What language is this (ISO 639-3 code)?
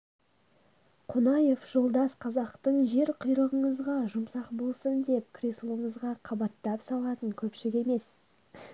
kaz